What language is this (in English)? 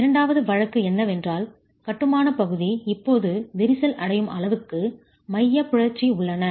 Tamil